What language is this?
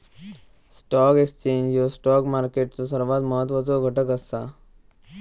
Marathi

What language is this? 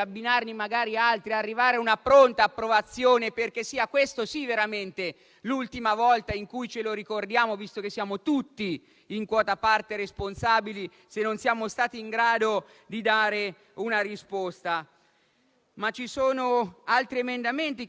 Italian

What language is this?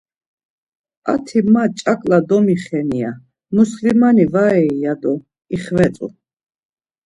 Laz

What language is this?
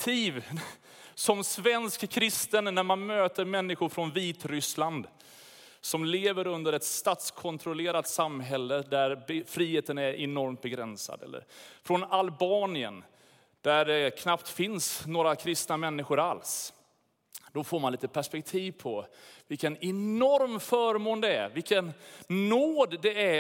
Swedish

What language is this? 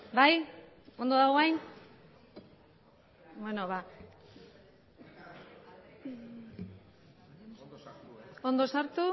Basque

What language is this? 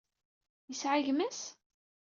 Kabyle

